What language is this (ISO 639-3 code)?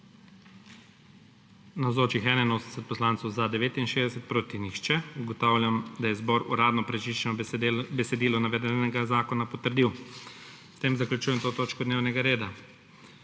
slv